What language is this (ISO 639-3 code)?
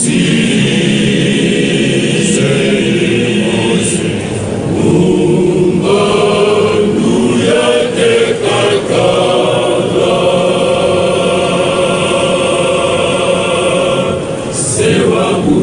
ron